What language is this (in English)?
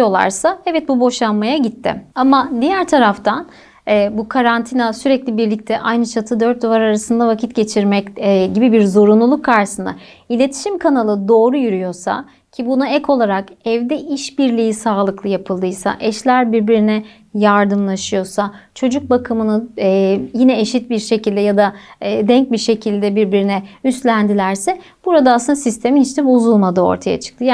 Turkish